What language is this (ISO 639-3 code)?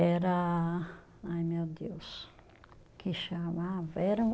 por